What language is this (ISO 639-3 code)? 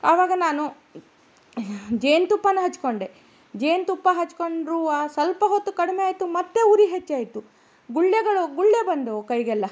kan